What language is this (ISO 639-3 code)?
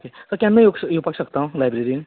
kok